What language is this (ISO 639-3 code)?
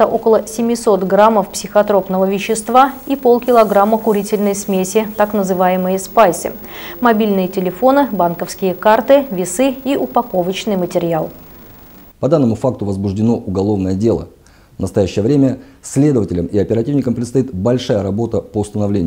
rus